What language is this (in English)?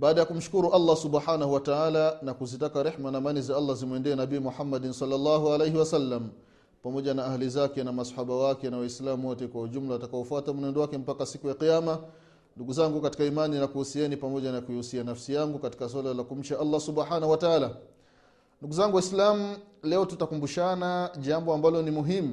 Swahili